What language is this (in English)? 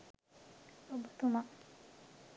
Sinhala